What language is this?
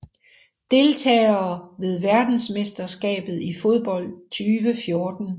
Danish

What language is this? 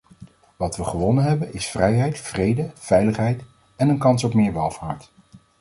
Dutch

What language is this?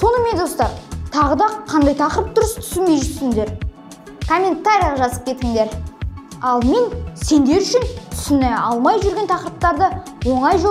Turkish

